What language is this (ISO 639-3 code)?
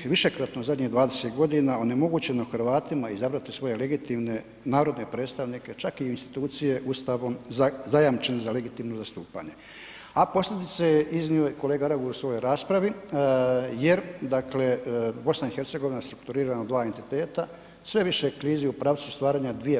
hrv